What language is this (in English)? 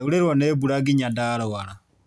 Kikuyu